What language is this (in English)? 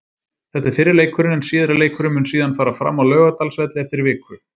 Icelandic